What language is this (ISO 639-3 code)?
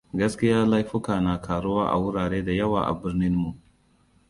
hau